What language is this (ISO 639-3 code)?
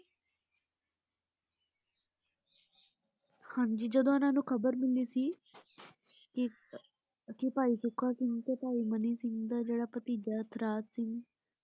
pan